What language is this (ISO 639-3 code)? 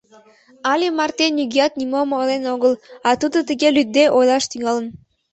chm